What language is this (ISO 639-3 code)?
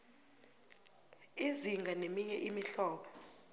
nbl